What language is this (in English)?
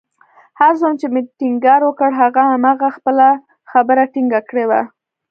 Pashto